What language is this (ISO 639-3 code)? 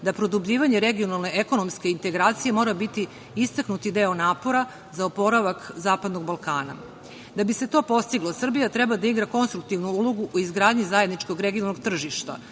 srp